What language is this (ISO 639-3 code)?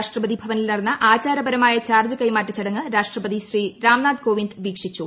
mal